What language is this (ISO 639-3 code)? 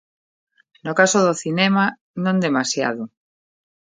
glg